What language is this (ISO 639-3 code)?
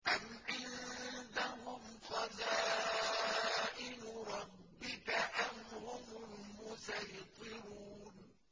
ara